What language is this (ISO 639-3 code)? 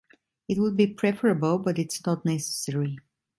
eng